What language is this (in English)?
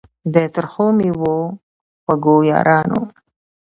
Pashto